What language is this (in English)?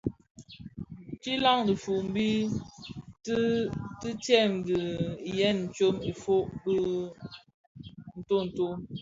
Bafia